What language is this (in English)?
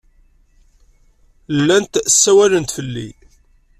Kabyle